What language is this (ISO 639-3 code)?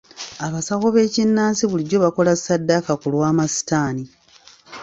lug